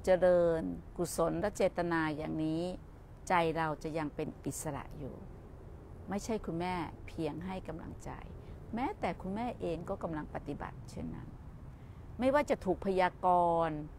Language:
Thai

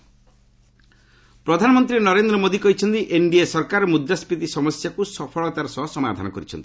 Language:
Odia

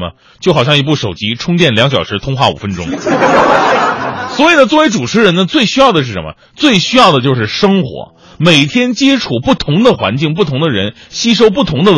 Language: Chinese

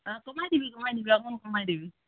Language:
Assamese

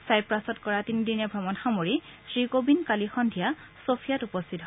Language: Assamese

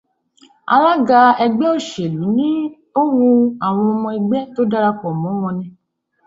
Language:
Yoruba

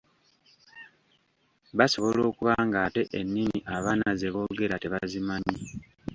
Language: Ganda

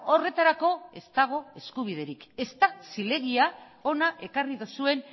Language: Basque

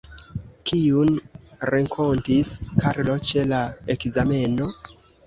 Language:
Esperanto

